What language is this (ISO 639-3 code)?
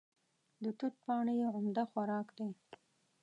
pus